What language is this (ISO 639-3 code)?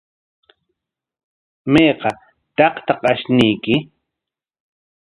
qwa